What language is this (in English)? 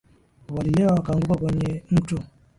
Swahili